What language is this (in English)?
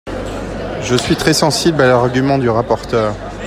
French